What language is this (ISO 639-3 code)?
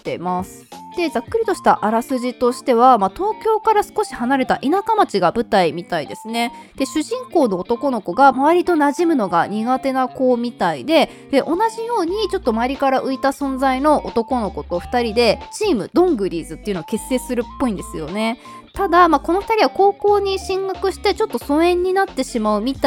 jpn